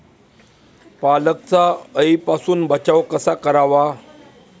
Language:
Marathi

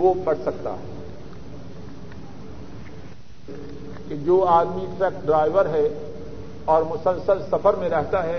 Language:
Urdu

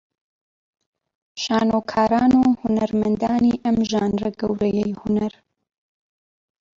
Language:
Central Kurdish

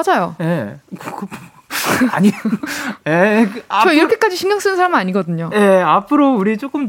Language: Korean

